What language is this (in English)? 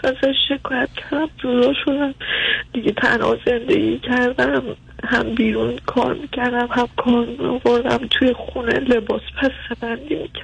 Persian